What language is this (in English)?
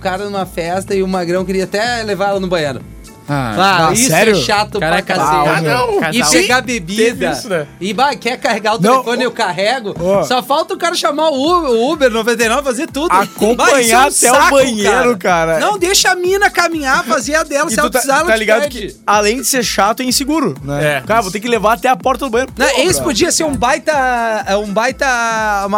Portuguese